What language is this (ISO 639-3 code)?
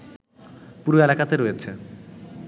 ben